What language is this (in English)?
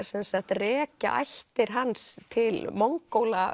Icelandic